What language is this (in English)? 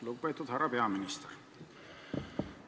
Estonian